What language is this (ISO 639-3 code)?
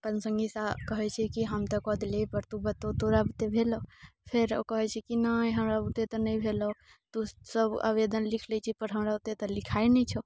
mai